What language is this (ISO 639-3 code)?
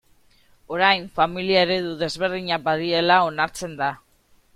eus